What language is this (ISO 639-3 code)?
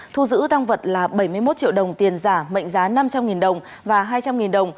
vie